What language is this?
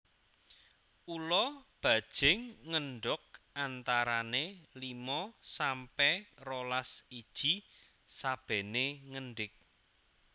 Javanese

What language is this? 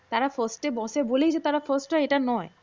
Bangla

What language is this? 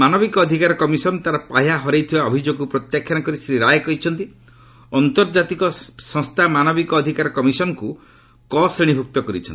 Odia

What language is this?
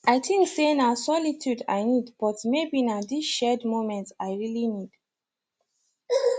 Nigerian Pidgin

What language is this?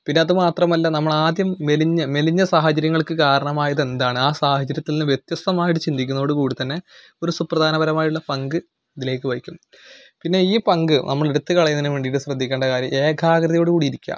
Malayalam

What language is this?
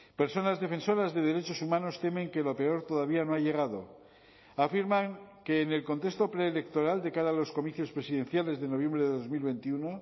Spanish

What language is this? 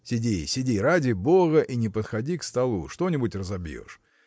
Russian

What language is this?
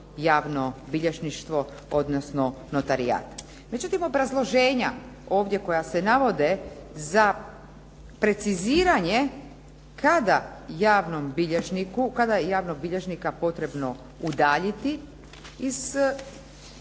Croatian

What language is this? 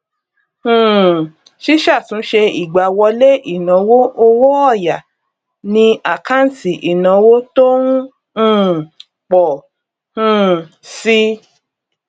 Yoruba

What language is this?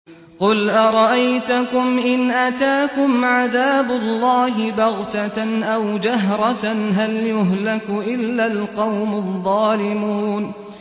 Arabic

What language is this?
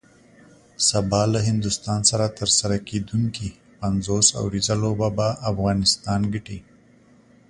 Pashto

